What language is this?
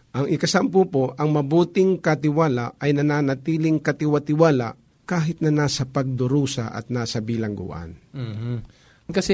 Filipino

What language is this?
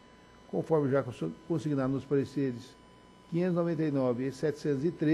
Portuguese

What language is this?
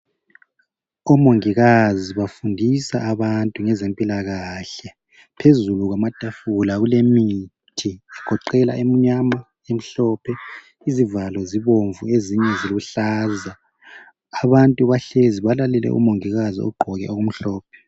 North Ndebele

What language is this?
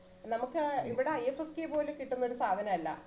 Malayalam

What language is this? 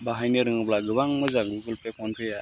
Bodo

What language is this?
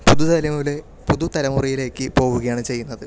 Malayalam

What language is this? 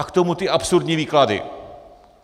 Czech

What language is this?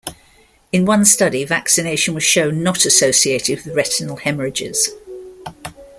English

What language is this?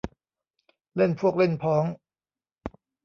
Thai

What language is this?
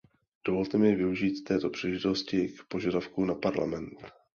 Czech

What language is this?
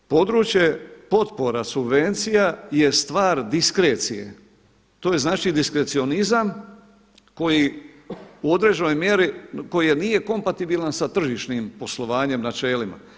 Croatian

